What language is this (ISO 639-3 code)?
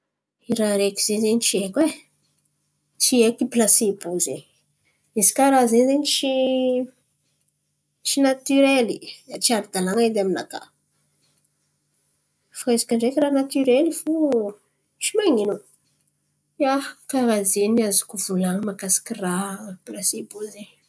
xmv